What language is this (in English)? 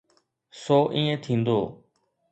Sindhi